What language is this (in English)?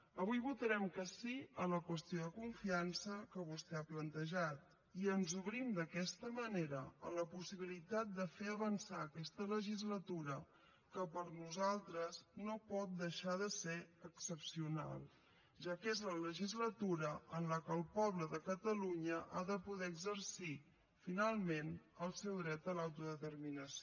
Catalan